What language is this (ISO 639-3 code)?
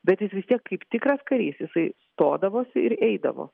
lit